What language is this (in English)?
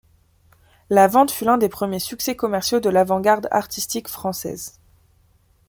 French